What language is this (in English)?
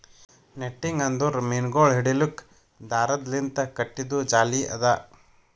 Kannada